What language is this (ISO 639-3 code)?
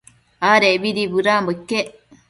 mcf